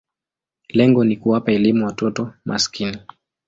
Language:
Swahili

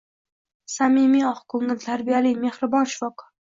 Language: Uzbek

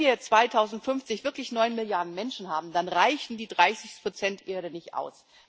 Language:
German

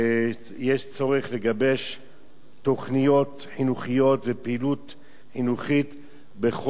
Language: Hebrew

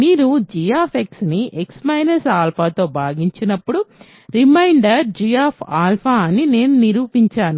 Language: Telugu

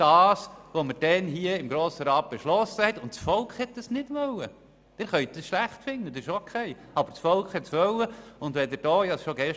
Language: Swiss German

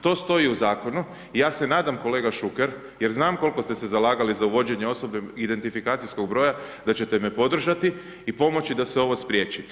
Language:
Croatian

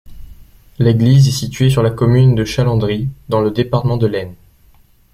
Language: French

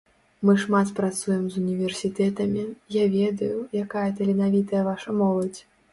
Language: Belarusian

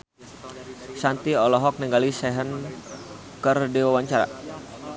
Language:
Sundanese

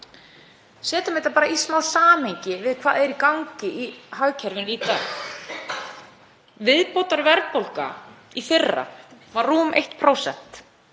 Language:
Icelandic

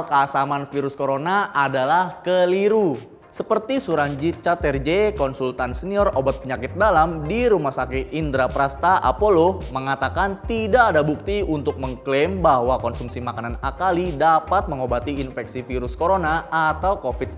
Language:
Indonesian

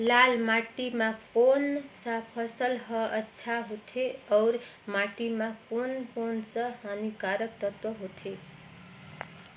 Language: Chhattisgarhi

